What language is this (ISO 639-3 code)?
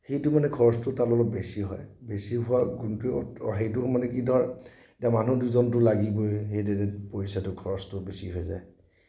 asm